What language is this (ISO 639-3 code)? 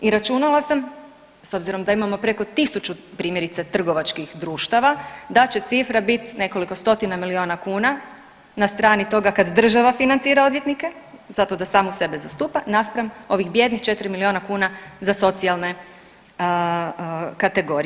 hrv